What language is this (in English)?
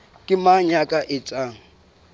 Southern Sotho